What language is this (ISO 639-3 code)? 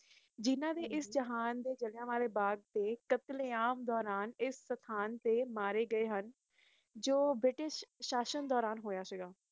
pan